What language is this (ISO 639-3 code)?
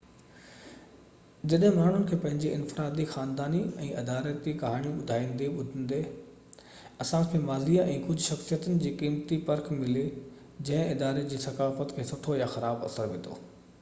snd